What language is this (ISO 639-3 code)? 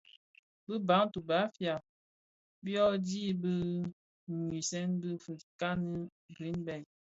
ksf